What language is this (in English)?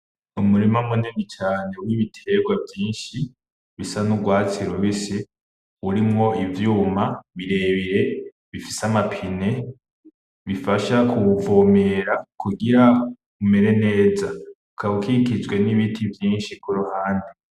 Rundi